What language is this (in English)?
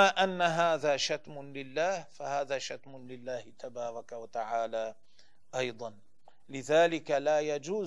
Arabic